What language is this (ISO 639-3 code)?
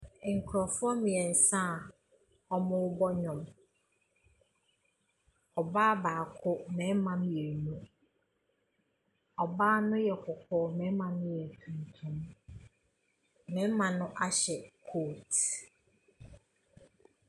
aka